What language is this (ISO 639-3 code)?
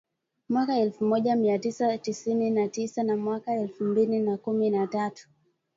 swa